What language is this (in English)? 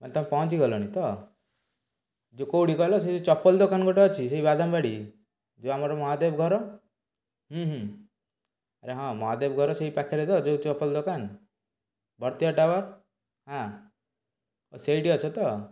Odia